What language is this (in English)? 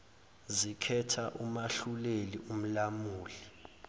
Zulu